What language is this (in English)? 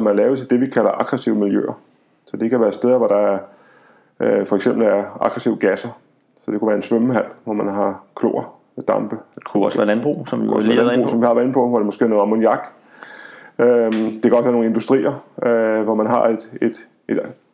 Danish